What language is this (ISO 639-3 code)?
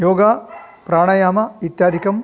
san